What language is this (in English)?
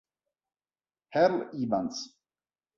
Italian